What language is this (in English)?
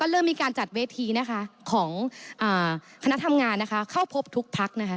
Thai